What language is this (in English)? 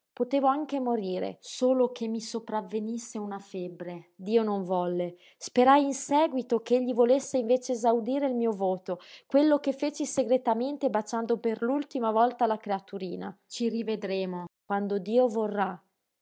Italian